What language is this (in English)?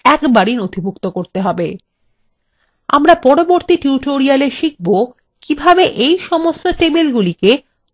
Bangla